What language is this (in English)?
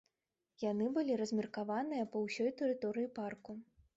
Belarusian